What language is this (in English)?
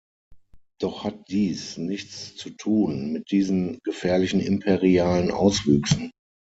German